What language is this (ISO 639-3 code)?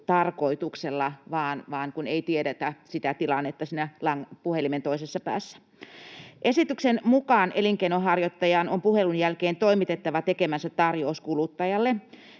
fin